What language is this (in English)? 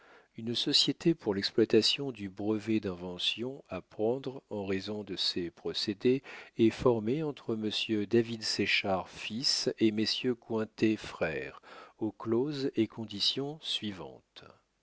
French